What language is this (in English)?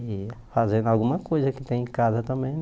Portuguese